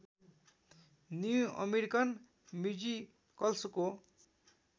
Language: Nepali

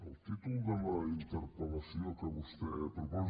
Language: Catalan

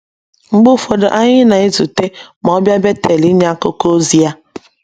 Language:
Igbo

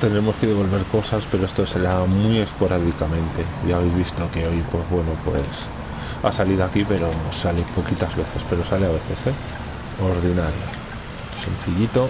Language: Spanish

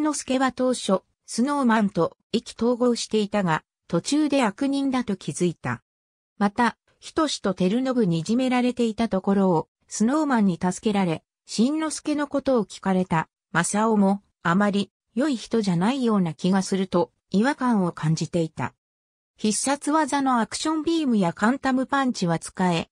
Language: Japanese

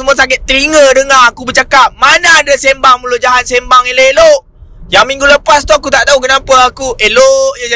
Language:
Malay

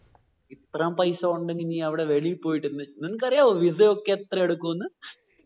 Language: Malayalam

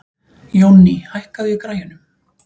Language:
Icelandic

